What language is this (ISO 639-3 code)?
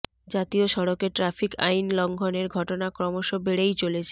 ben